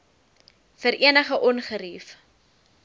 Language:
Afrikaans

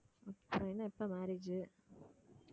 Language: Tamil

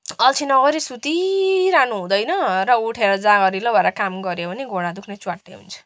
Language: Nepali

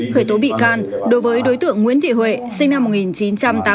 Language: Vietnamese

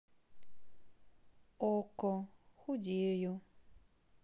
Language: Russian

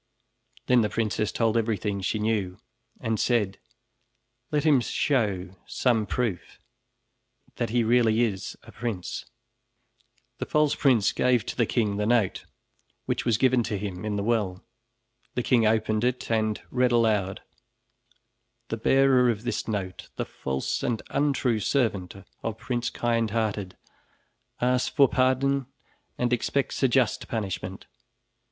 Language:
English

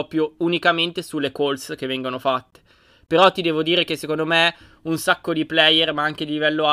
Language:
Italian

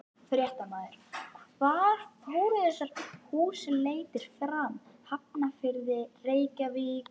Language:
Icelandic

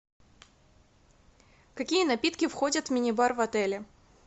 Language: Russian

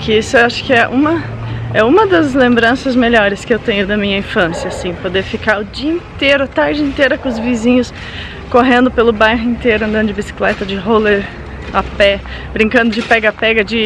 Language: Portuguese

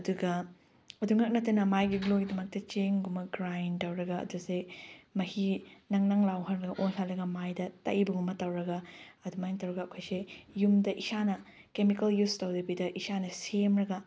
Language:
Manipuri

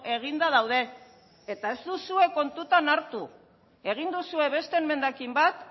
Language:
Basque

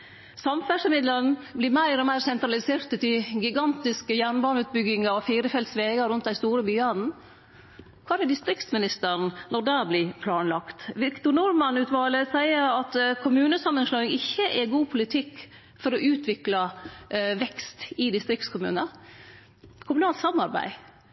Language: Norwegian Nynorsk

